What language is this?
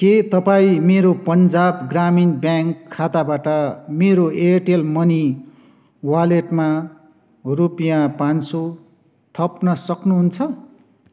Nepali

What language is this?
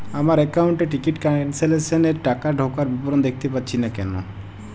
Bangla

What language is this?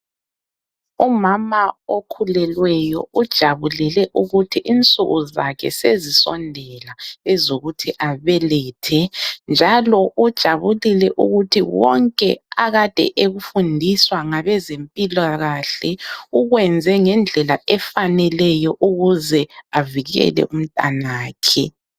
North Ndebele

